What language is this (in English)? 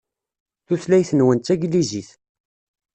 Kabyle